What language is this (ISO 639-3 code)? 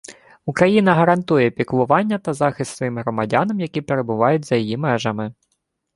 ukr